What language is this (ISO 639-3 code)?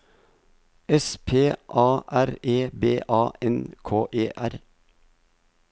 nor